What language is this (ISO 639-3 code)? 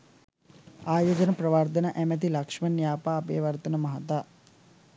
sin